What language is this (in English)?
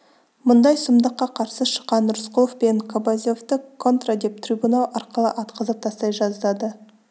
Kazakh